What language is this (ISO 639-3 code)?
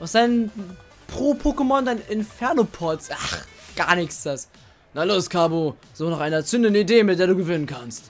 deu